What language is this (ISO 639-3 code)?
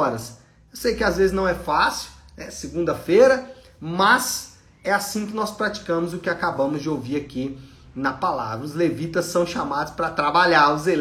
por